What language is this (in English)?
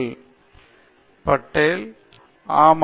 Tamil